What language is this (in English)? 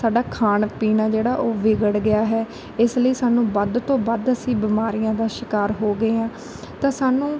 Punjabi